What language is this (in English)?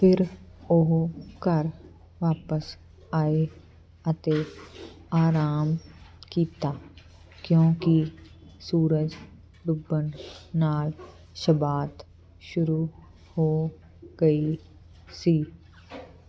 Punjabi